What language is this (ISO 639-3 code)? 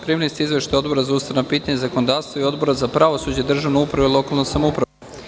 srp